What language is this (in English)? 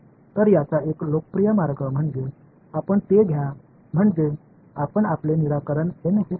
Marathi